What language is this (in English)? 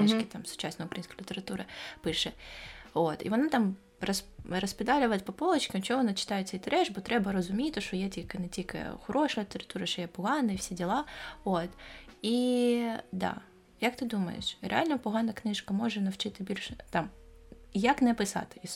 Ukrainian